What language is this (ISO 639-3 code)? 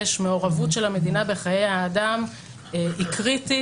heb